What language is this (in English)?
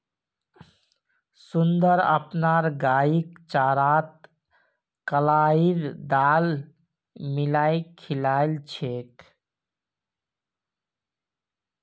Magahi